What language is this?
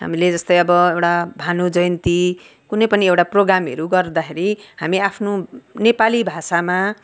Nepali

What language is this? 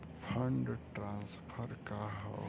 Bhojpuri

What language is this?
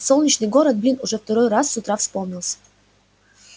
Russian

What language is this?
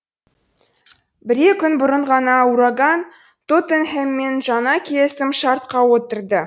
Kazakh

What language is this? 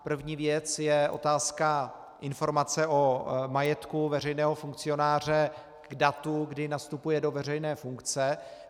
Czech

